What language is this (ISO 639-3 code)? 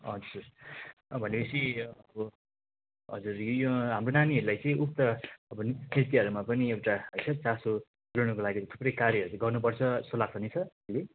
nep